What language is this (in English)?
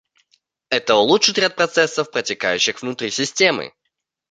Russian